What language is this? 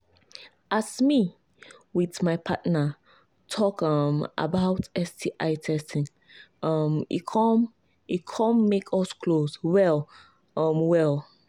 Nigerian Pidgin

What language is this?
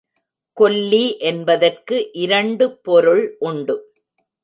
Tamil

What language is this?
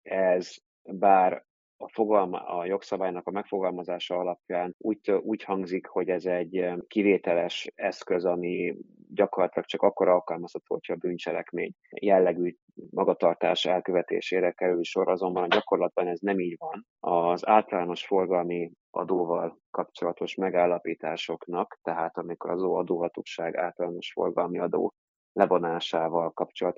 Hungarian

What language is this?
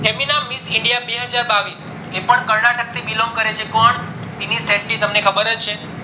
Gujarati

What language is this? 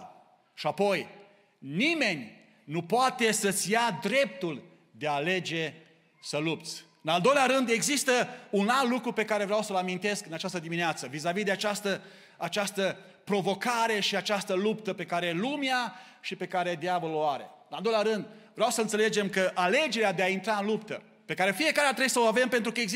Romanian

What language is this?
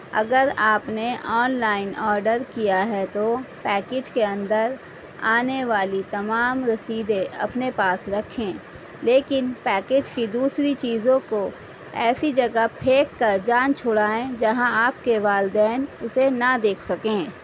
Urdu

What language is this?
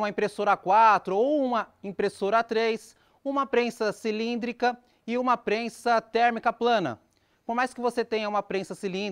Portuguese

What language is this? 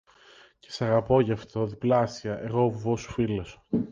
Greek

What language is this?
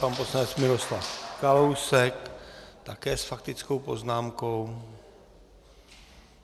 Czech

